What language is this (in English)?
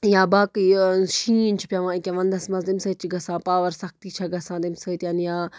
Kashmiri